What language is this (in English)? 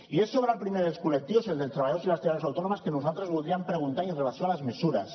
Catalan